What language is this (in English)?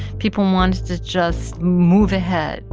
English